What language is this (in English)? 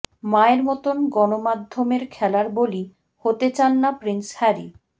Bangla